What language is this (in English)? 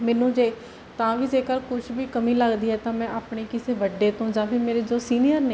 Punjabi